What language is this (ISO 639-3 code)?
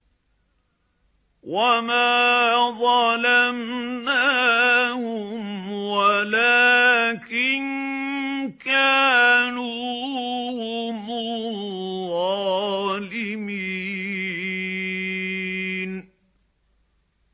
ara